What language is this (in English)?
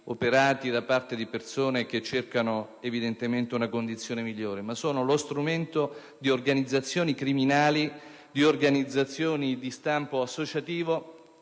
Italian